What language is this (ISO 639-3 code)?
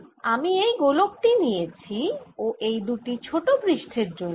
ben